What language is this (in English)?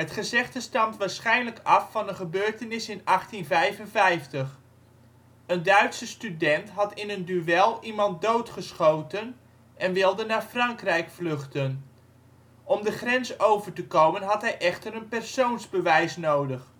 Dutch